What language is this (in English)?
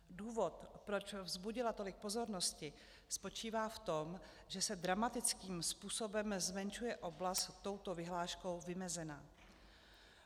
Czech